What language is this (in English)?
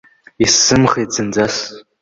Abkhazian